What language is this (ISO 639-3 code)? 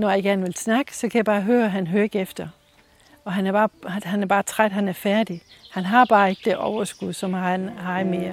dan